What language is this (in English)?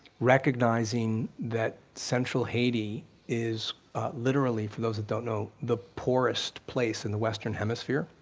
English